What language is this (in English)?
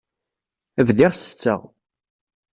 Kabyle